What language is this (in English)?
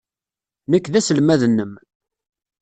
Kabyle